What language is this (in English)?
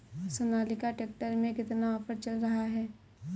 Hindi